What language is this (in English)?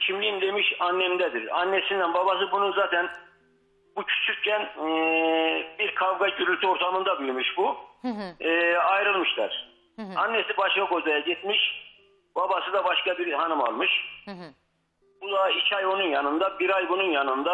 Turkish